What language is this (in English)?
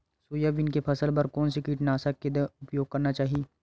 Chhattisgarhi